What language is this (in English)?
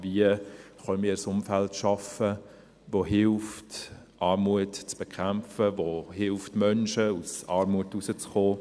Swiss German